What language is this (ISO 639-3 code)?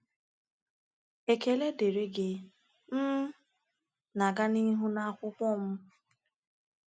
ibo